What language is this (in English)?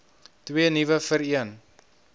Afrikaans